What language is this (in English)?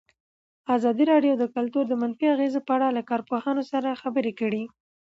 Pashto